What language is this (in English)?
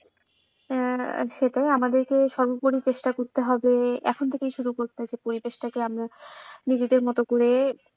Bangla